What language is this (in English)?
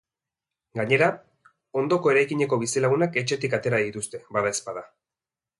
Basque